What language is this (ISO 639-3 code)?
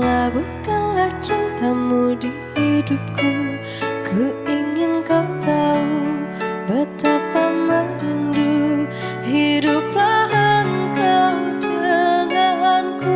ind